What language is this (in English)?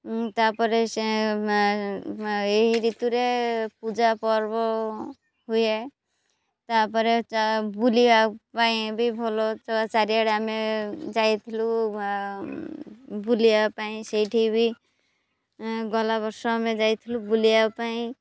Odia